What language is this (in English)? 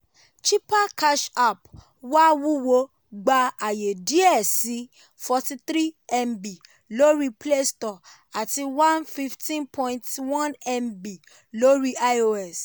Yoruba